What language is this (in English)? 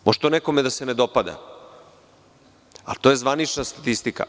Serbian